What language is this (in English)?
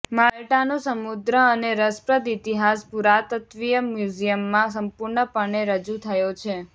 Gujarati